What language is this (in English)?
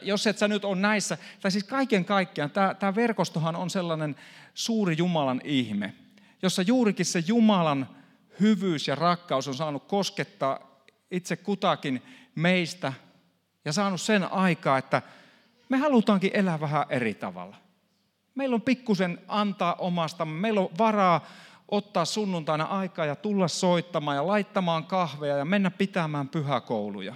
Finnish